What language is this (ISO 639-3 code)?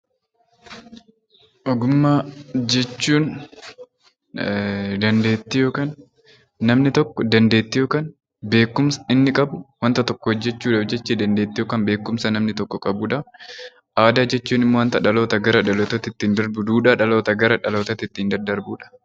orm